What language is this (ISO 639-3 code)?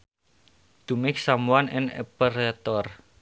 sun